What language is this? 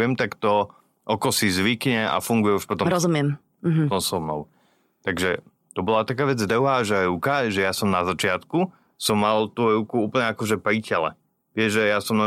Slovak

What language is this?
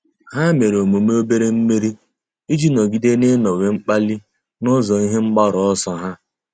Igbo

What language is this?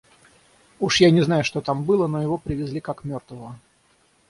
Russian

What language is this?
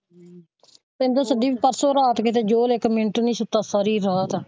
Punjabi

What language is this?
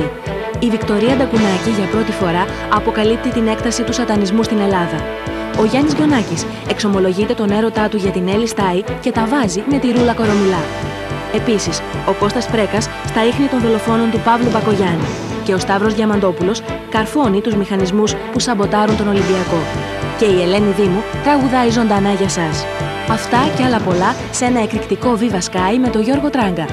Greek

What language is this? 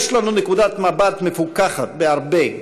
Hebrew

